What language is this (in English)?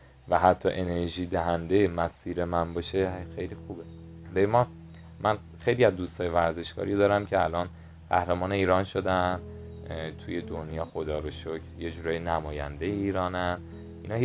Persian